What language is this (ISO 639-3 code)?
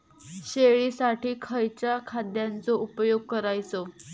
mar